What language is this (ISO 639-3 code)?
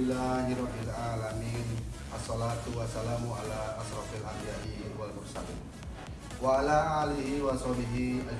ind